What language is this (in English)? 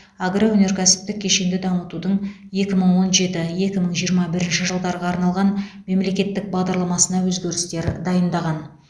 Kazakh